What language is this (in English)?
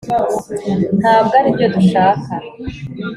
Kinyarwanda